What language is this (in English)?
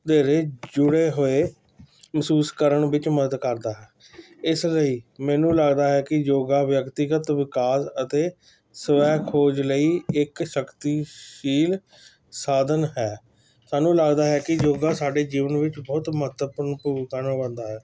Punjabi